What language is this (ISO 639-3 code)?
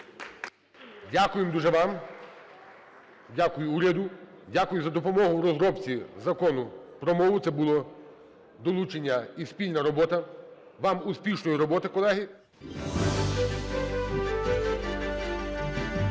ukr